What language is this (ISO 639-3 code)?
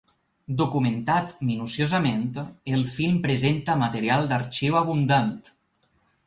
cat